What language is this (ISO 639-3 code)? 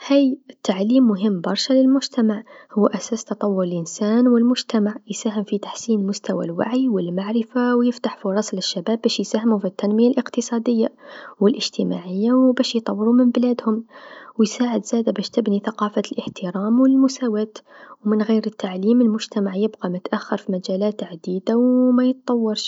aeb